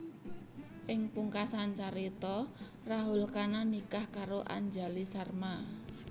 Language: Javanese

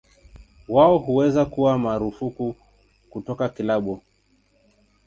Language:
Swahili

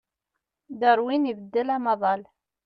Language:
Kabyle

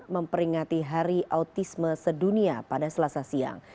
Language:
Indonesian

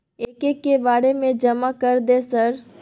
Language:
Maithili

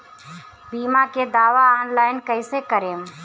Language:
Bhojpuri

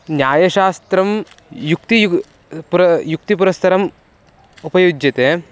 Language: Sanskrit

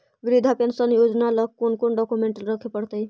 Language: Magahi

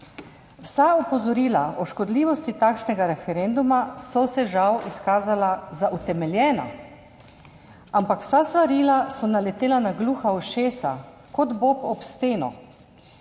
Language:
Slovenian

